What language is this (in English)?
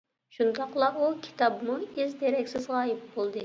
Uyghur